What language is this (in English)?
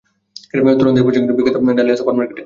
Bangla